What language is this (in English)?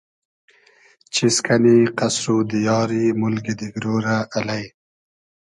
Hazaragi